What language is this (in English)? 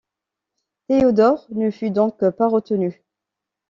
French